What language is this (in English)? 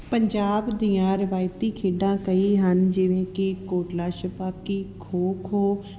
Punjabi